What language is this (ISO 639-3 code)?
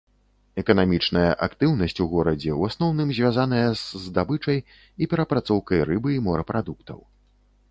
bel